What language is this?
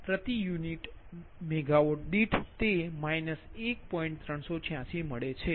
Gujarati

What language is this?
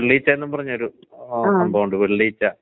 Malayalam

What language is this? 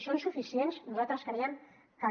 Catalan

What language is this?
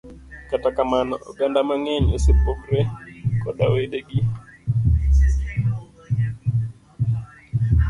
Luo (Kenya and Tanzania)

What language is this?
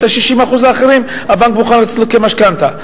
Hebrew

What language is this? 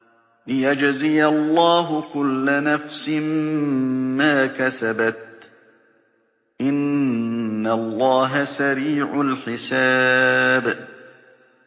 Arabic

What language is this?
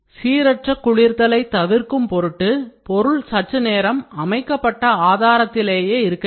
Tamil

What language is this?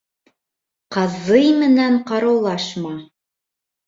Bashkir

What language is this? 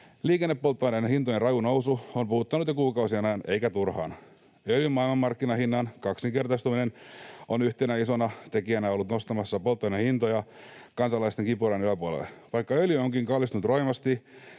Finnish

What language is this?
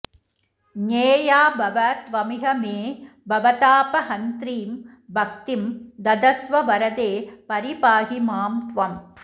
Sanskrit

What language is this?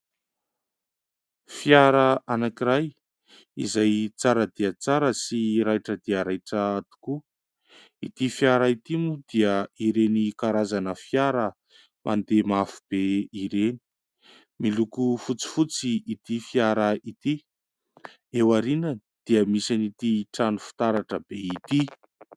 Malagasy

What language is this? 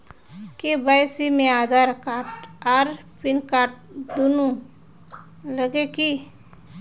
Magahi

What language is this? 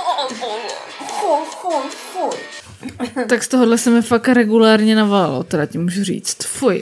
Czech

